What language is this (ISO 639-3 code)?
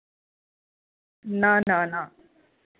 doi